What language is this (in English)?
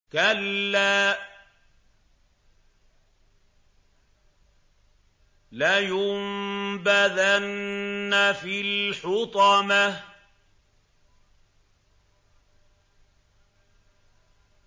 Arabic